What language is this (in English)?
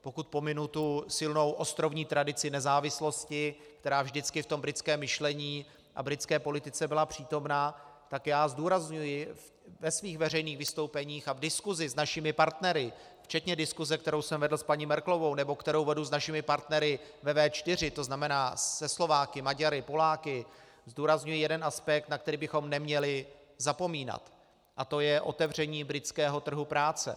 Czech